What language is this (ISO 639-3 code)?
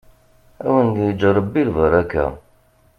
kab